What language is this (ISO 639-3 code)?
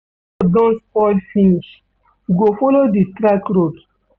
pcm